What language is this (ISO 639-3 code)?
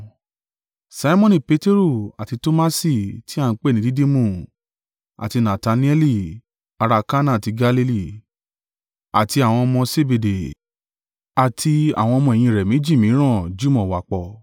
yor